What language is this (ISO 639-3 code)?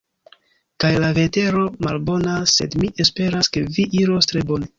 epo